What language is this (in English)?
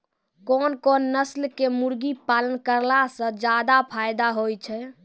Maithili